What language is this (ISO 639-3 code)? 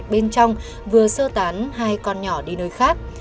vie